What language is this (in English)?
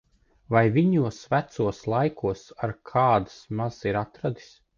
Latvian